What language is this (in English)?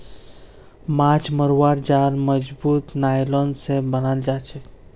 Magahi